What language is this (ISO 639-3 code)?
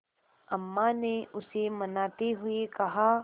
hin